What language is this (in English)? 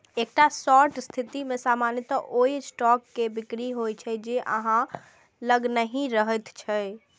Maithili